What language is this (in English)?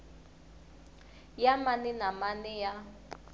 Tsonga